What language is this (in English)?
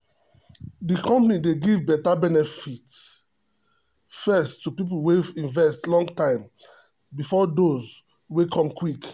Nigerian Pidgin